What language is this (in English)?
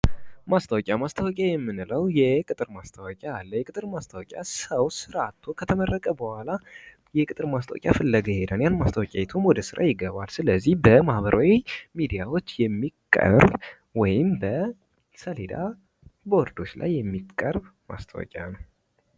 Amharic